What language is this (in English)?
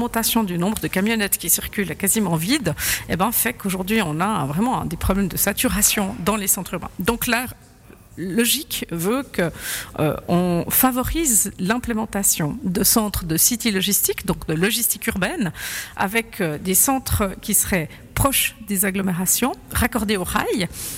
French